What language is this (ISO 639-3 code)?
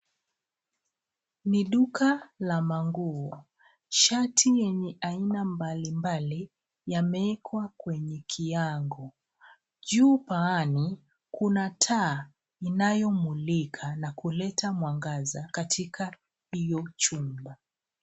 swa